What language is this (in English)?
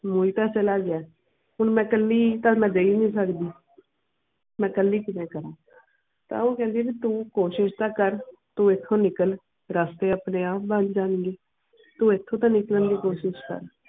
Punjabi